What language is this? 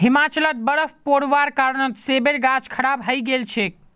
Magahi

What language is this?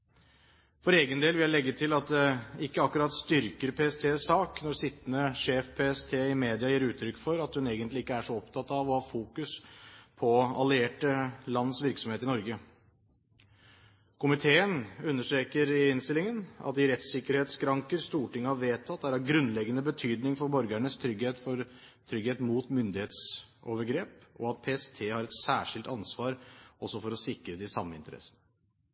Norwegian Bokmål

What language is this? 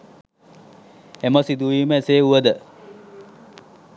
Sinhala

